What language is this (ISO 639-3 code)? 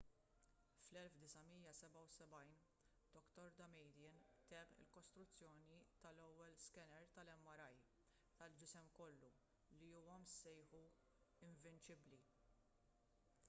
mlt